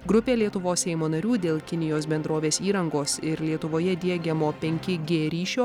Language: Lithuanian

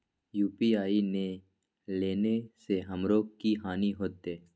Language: Maithili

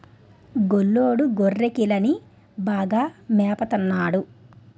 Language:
Telugu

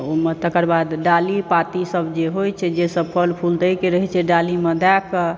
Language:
Maithili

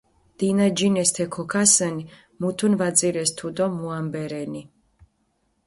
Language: Mingrelian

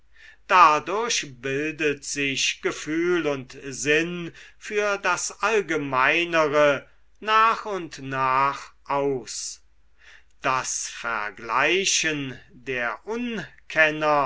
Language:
German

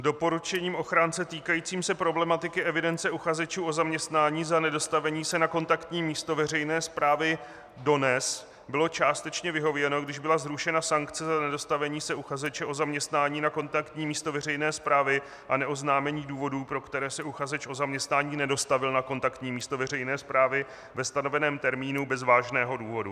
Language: Czech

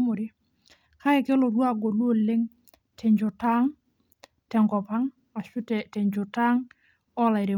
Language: Masai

